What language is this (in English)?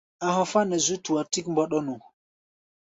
Gbaya